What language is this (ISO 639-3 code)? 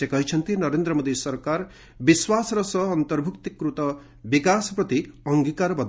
ori